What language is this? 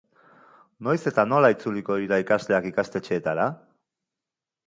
Basque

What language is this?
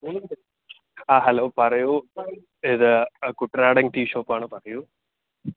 Malayalam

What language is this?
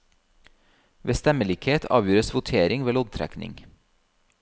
Norwegian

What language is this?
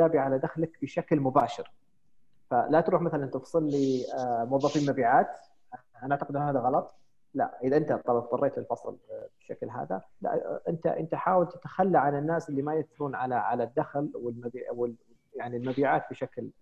Arabic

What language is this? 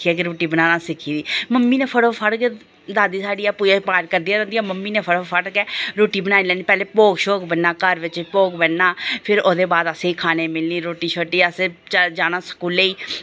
Dogri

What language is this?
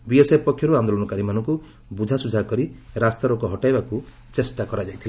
Odia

